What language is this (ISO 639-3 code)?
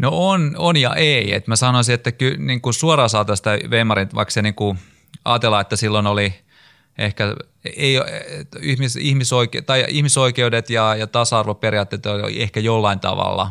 fin